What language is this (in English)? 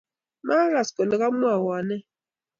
Kalenjin